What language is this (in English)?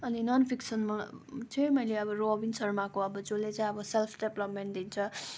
Nepali